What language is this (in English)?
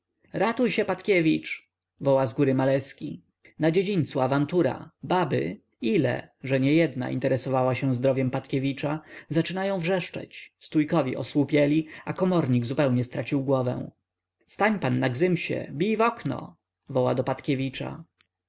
Polish